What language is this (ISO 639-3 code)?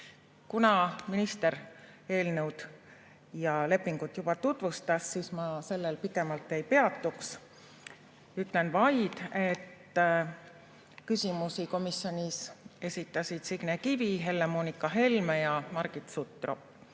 est